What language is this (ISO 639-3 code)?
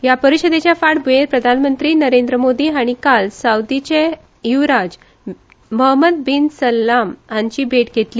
kok